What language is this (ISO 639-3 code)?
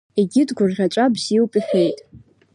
abk